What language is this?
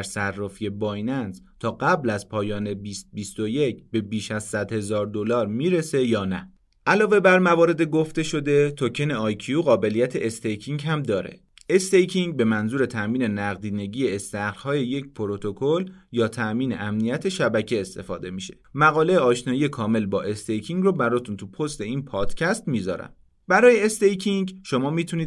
Persian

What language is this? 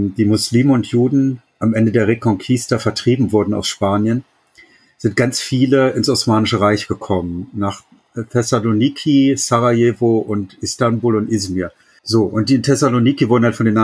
German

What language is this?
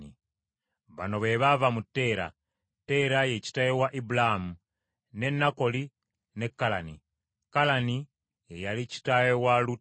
Ganda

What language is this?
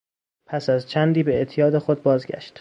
Persian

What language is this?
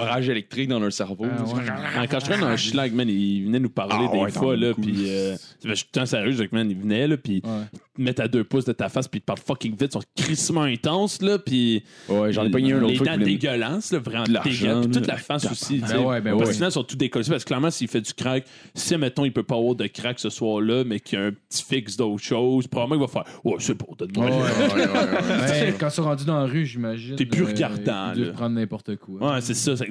French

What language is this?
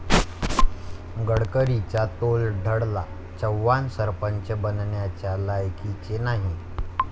Marathi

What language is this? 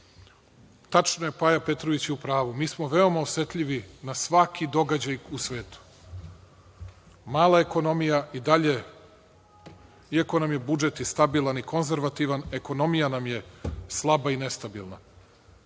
Serbian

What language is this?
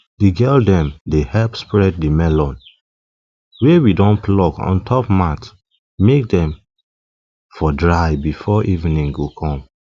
Nigerian Pidgin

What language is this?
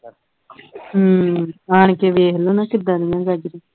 Punjabi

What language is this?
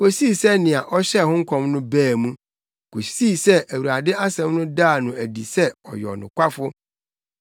Akan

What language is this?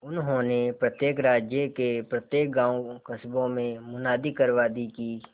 Hindi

